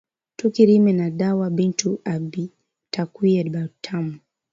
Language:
Swahili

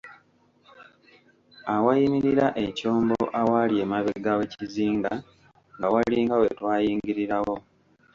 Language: Ganda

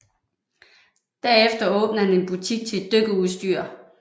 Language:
Danish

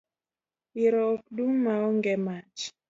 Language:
Luo (Kenya and Tanzania)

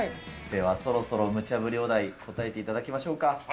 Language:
Japanese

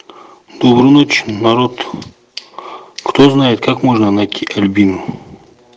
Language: Russian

